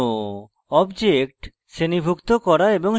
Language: Bangla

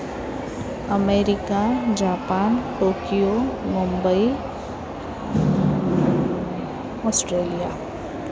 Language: Sanskrit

